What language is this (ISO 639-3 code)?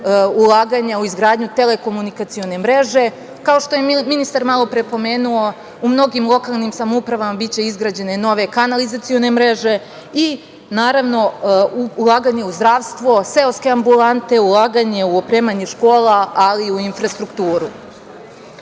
srp